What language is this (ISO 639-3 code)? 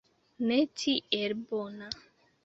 epo